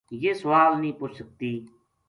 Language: Gujari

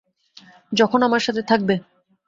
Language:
Bangla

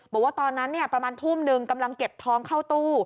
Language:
Thai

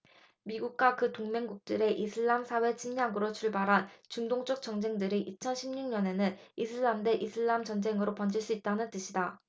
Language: Korean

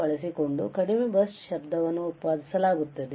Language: Kannada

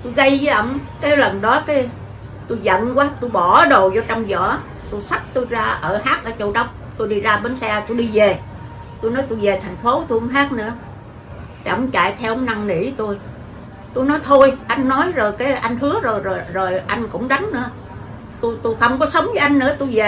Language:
Vietnamese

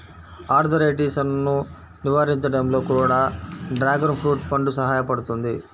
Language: Telugu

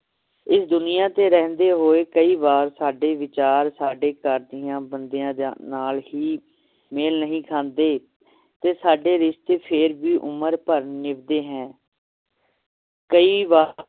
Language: Punjabi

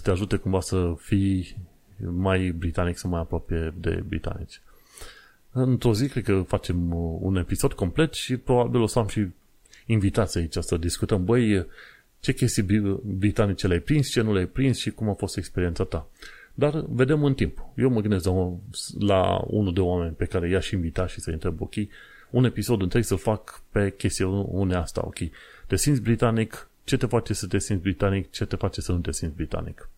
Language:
Romanian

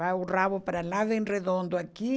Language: Portuguese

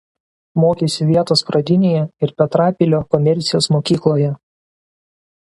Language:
Lithuanian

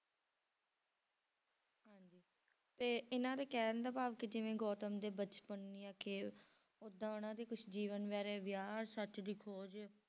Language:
Punjabi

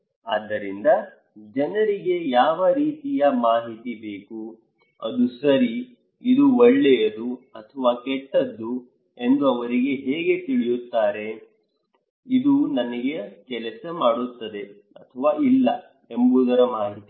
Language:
Kannada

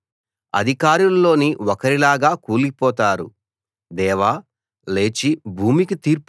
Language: Telugu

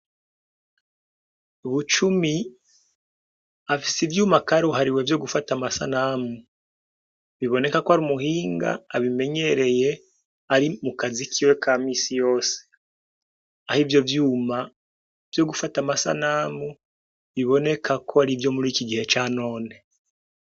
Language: Rundi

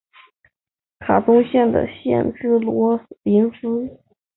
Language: Chinese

